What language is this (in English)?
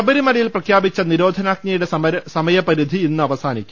Malayalam